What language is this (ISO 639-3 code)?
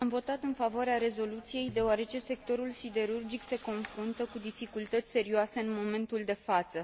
ron